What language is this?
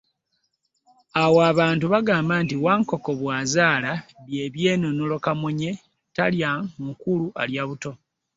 Ganda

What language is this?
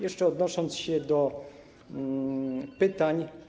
Polish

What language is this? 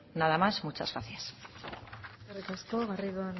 Basque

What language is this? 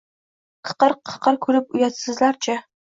Uzbek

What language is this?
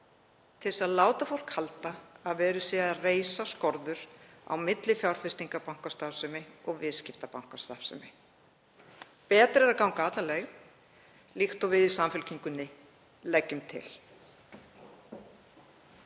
Icelandic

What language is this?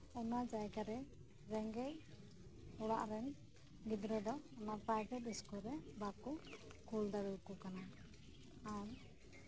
Santali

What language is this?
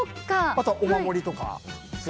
Japanese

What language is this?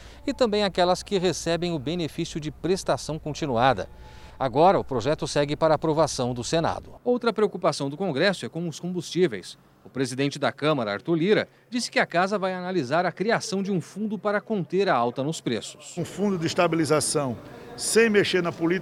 Portuguese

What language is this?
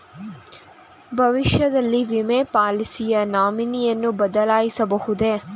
Kannada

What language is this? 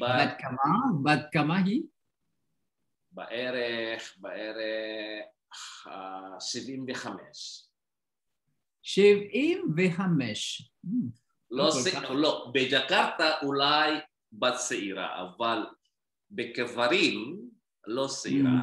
Indonesian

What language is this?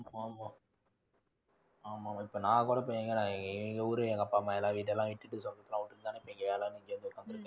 Tamil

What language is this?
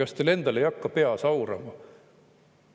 Estonian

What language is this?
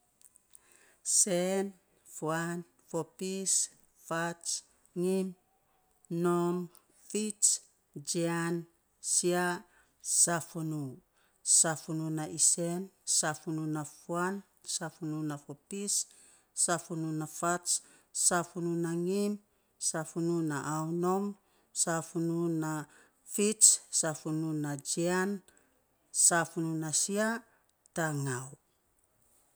Saposa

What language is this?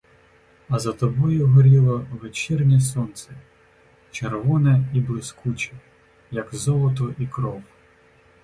Ukrainian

